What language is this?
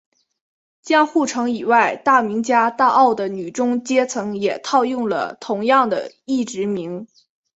Chinese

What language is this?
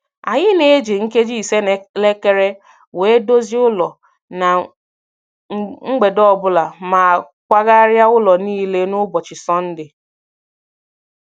Igbo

